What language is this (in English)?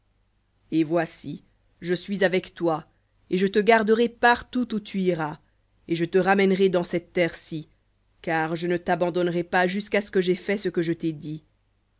French